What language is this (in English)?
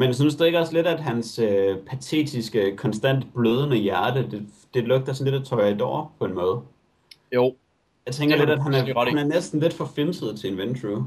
Danish